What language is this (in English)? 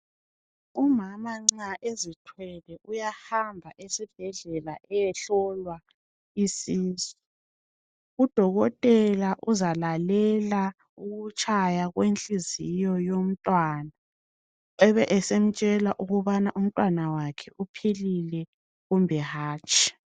North Ndebele